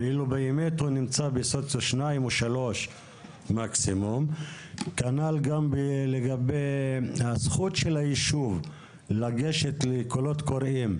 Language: Hebrew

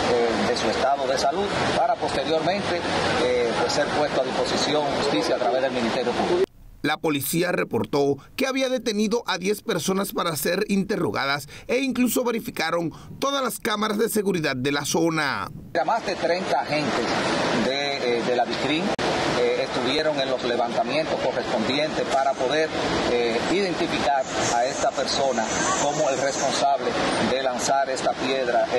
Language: Spanish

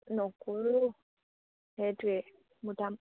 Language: Assamese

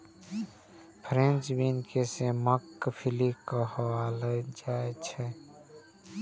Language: Maithili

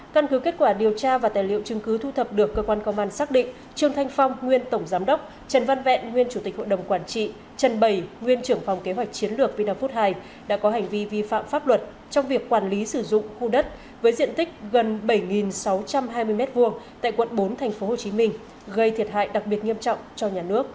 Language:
Vietnamese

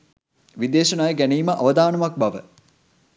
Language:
Sinhala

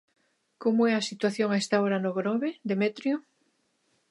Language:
Galician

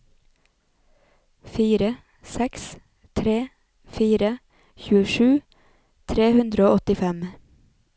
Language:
Norwegian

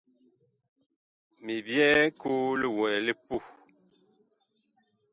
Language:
Bakoko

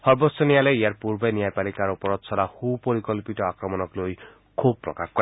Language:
Assamese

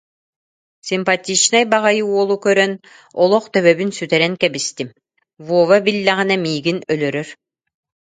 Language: Yakut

